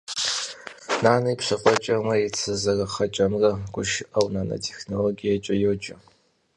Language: Kabardian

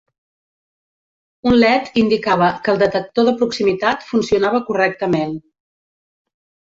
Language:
Catalan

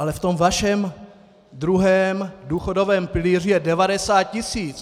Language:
Czech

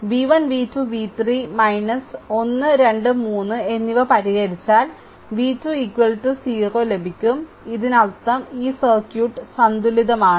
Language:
Malayalam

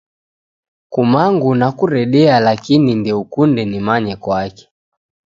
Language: Taita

